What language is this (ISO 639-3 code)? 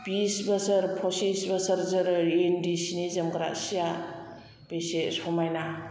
brx